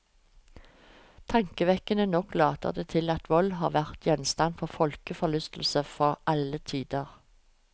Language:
Norwegian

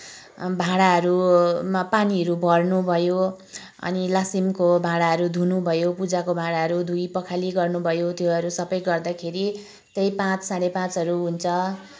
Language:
Nepali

